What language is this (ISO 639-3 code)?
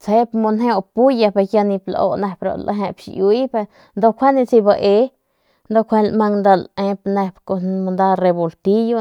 pmq